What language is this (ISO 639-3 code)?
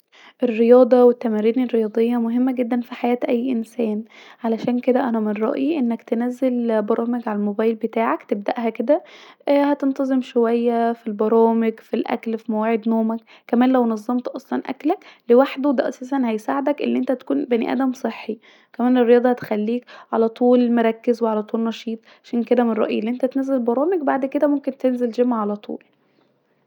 arz